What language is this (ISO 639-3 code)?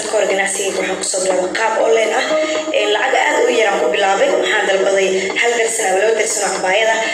ara